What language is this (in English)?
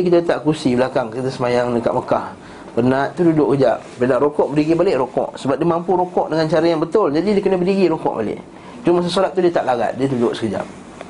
Malay